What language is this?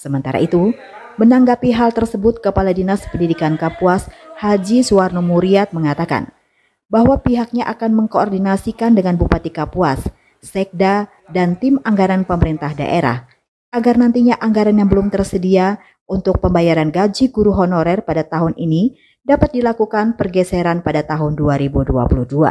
Indonesian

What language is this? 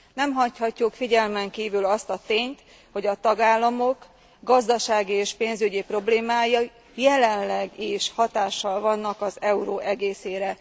Hungarian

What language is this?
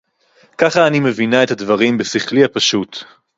Hebrew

